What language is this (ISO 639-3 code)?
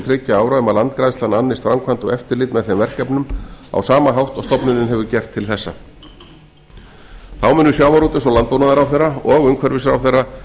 isl